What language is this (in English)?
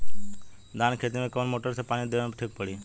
Bhojpuri